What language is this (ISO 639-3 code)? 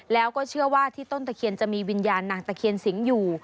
tha